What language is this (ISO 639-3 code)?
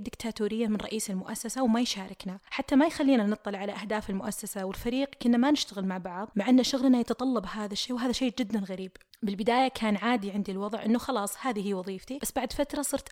ara